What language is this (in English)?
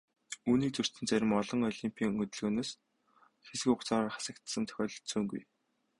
Mongolian